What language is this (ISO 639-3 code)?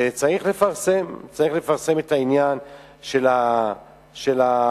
heb